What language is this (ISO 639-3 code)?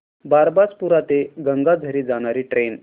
mar